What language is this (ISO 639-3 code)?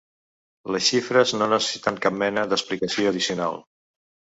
cat